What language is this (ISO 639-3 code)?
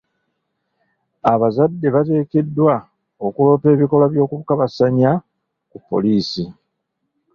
lug